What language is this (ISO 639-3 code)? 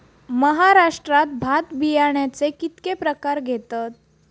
mar